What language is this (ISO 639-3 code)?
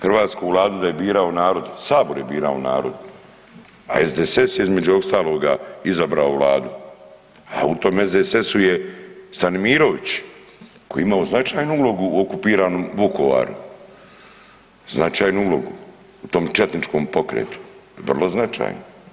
hrv